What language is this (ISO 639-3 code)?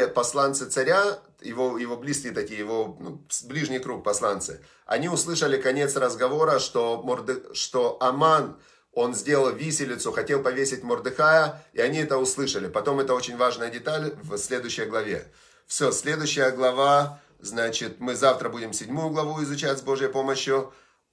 rus